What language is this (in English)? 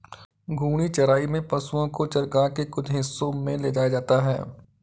Hindi